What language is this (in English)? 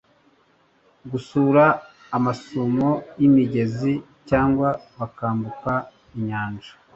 Kinyarwanda